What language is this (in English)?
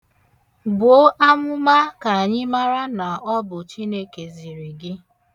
Igbo